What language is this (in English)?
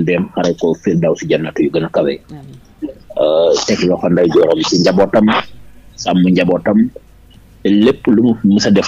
French